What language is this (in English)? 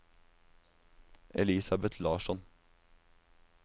Norwegian